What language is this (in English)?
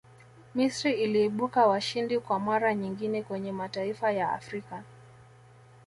Swahili